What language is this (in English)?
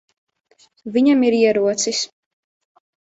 Latvian